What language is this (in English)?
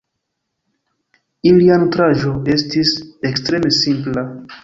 Esperanto